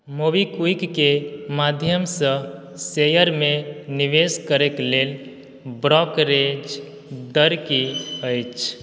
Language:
Maithili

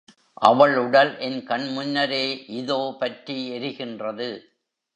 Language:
Tamil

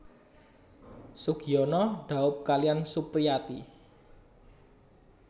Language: Javanese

